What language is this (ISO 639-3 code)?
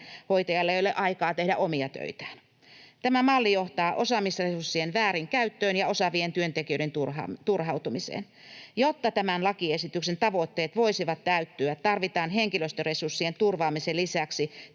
fin